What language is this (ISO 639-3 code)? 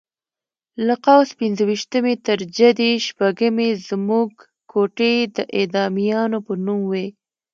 pus